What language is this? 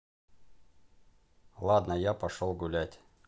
Russian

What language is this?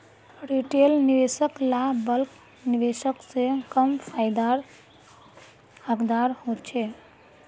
Magahi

